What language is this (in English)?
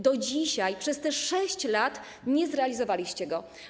Polish